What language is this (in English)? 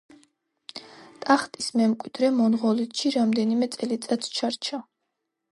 Georgian